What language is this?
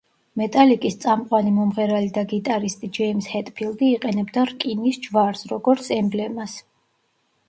Georgian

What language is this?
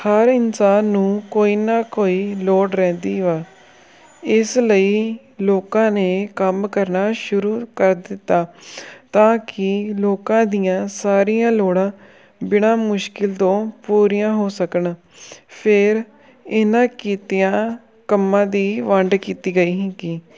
Punjabi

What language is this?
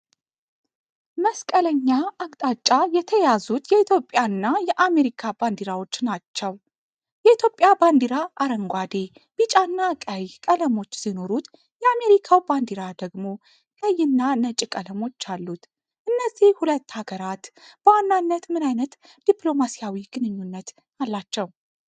Amharic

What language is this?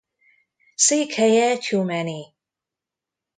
Hungarian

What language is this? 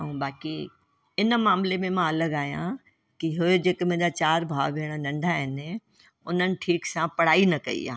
Sindhi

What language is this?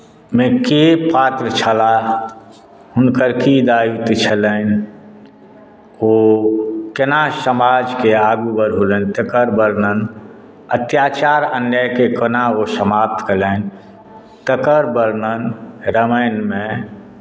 Maithili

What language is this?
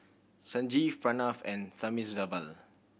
English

